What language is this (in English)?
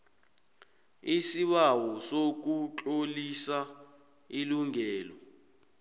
South Ndebele